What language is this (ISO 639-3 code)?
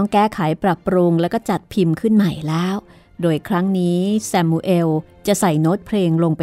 tha